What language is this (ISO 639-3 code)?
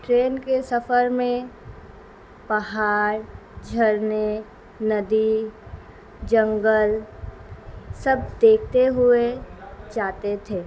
urd